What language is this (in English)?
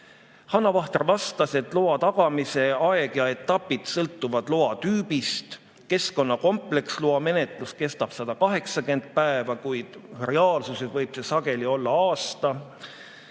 Estonian